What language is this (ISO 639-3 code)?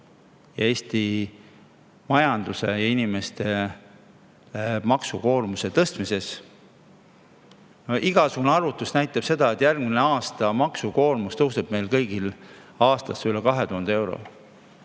est